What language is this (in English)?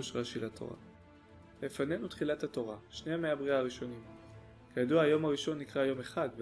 Hebrew